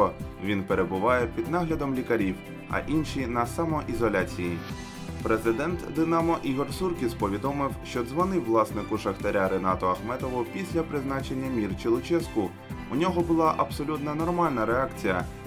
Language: Ukrainian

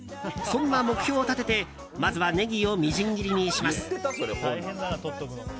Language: Japanese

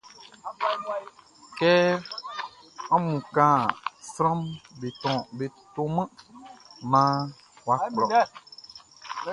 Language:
Baoulé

